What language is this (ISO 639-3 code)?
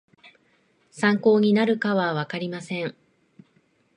jpn